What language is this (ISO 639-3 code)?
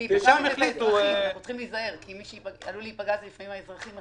heb